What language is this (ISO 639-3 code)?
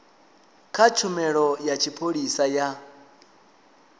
ven